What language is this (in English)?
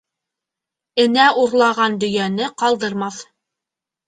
Bashkir